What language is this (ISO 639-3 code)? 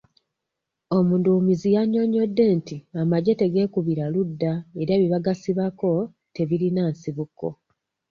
lug